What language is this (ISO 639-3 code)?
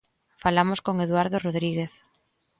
glg